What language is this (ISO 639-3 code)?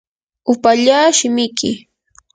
qur